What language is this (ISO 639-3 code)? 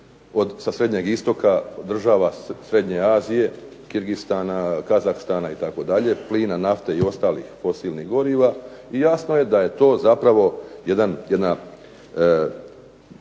hrv